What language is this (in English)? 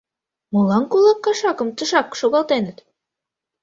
Mari